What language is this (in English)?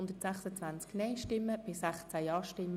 Swiss German